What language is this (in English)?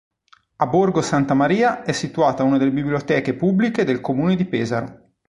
Italian